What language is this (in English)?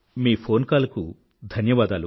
Telugu